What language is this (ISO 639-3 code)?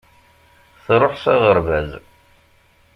kab